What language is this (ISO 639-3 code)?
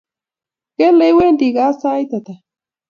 kln